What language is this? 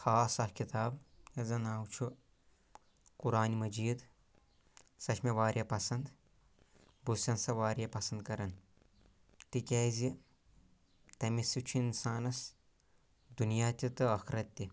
Kashmiri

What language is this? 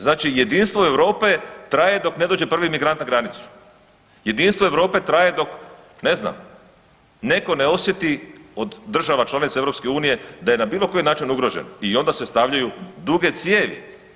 Croatian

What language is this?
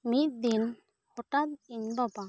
Santali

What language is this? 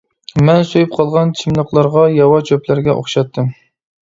Uyghur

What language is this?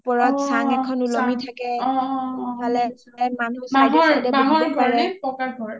Assamese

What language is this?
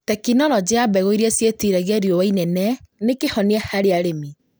Kikuyu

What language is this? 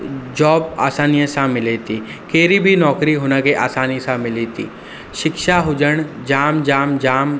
Sindhi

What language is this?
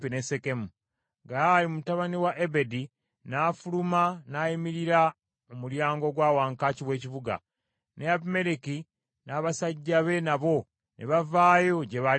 Ganda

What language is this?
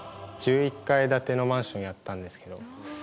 Japanese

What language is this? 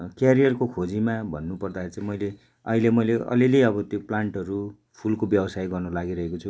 Nepali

